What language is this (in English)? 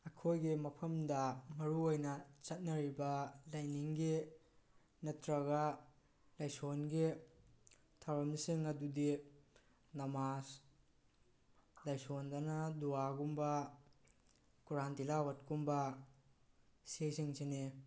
Manipuri